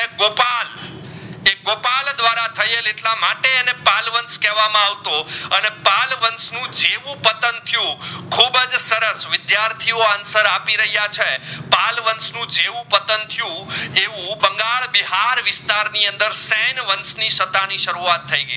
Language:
Gujarati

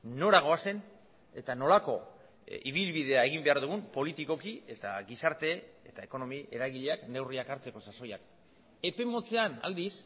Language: Basque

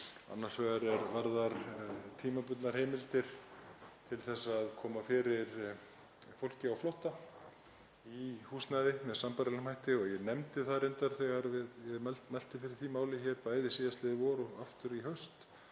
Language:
Icelandic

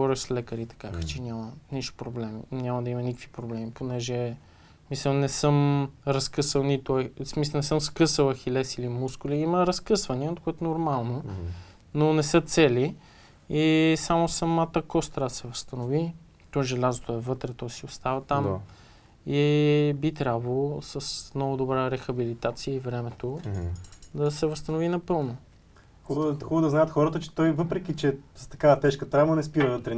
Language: Bulgarian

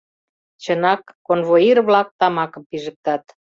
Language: Mari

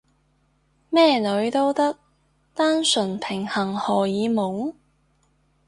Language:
Cantonese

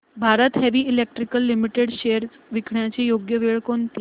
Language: Marathi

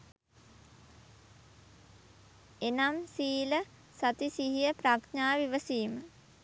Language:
Sinhala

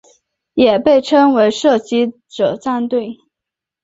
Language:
Chinese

